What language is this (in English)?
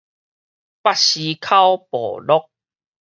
Min Nan Chinese